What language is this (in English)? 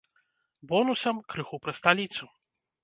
Belarusian